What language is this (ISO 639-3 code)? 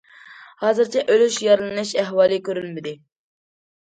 uig